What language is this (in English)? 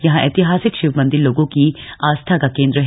Hindi